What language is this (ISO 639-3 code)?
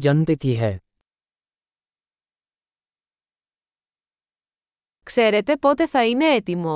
ell